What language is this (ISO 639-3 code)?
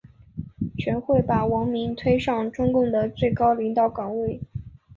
zho